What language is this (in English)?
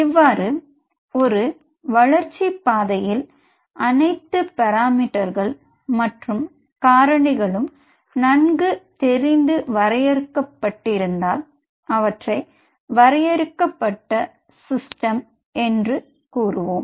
Tamil